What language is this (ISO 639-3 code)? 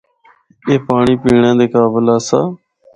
hno